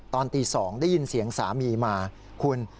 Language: Thai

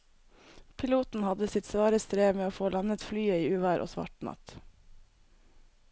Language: Norwegian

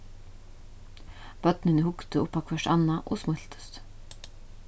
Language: Faroese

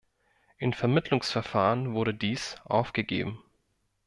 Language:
German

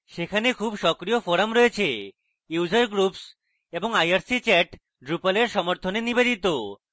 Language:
Bangla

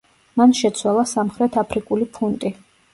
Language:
Georgian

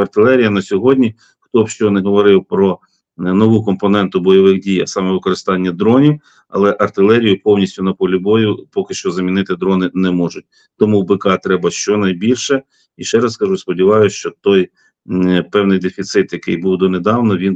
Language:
Ukrainian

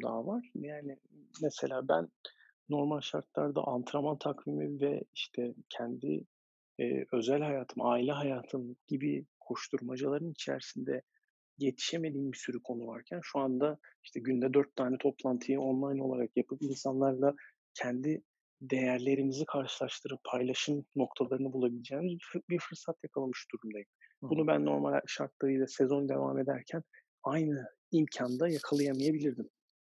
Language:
Turkish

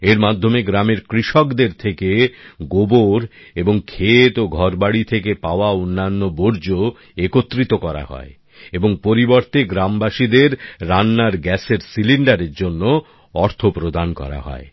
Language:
Bangla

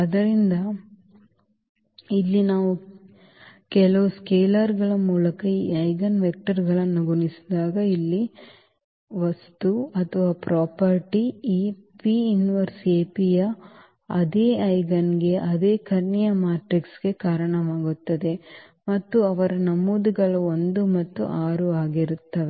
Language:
Kannada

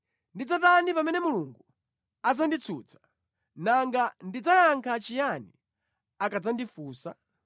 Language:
Nyanja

